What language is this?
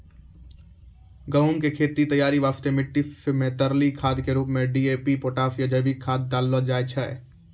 Maithili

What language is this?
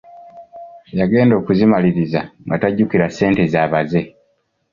Ganda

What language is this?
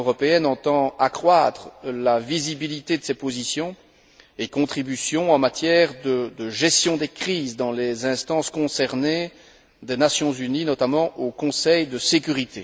French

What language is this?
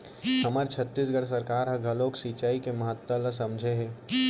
Chhattisgarhi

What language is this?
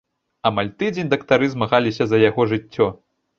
Belarusian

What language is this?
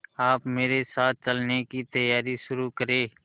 Hindi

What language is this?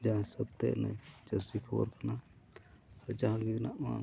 Santali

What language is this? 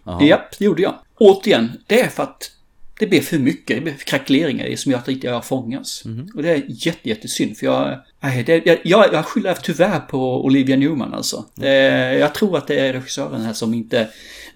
Swedish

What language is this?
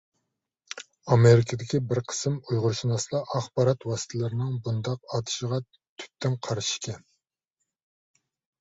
Uyghur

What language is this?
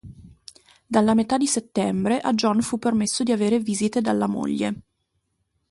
Italian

